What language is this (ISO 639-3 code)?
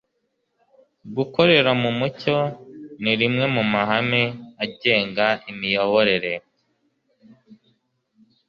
kin